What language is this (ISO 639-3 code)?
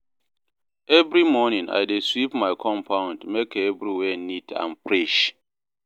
pcm